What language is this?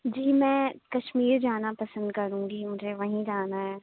Urdu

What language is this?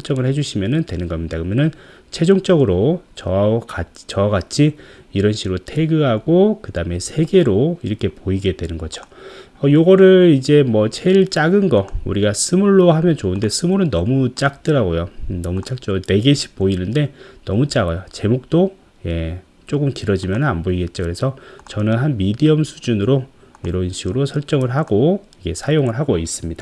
Korean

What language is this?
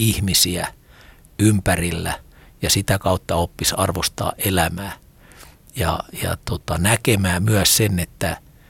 Finnish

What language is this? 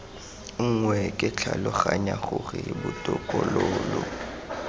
Tswana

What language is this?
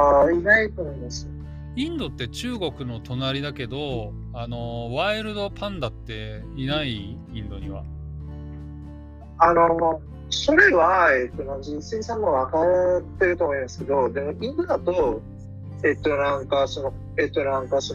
Japanese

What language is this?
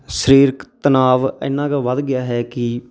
Punjabi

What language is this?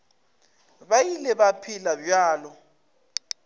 Northern Sotho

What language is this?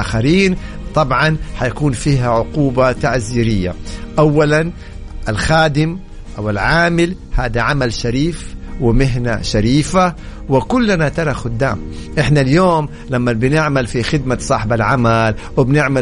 Arabic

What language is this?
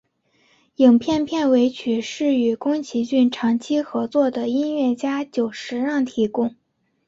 Chinese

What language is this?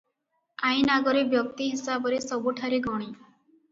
Odia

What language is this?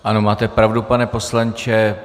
Czech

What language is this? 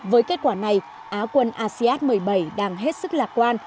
Vietnamese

